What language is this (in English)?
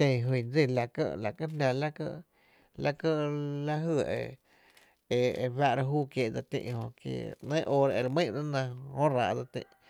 Tepinapa Chinantec